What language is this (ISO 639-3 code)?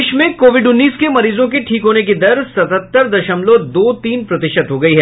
hin